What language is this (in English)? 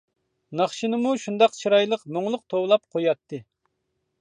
Uyghur